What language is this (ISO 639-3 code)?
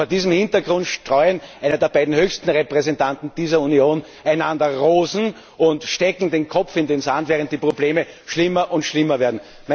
deu